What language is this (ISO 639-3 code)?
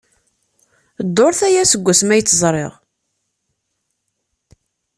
kab